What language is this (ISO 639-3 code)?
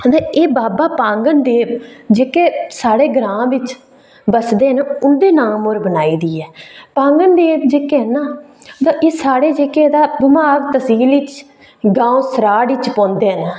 doi